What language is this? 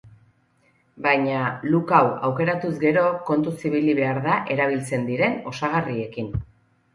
Basque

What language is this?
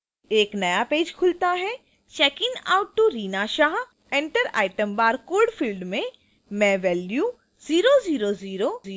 Hindi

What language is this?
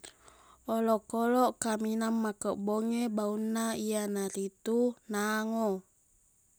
Buginese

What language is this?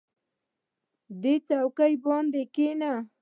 Pashto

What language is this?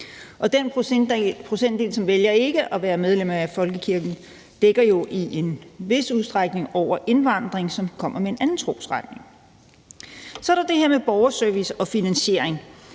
Danish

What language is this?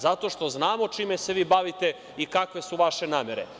Serbian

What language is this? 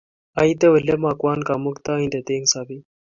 Kalenjin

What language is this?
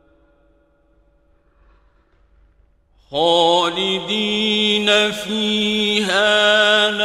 Arabic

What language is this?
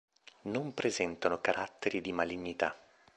Italian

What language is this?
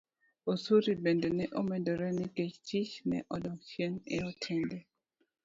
Luo (Kenya and Tanzania)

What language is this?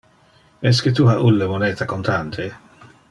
Interlingua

